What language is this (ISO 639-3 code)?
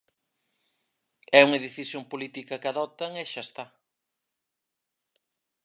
glg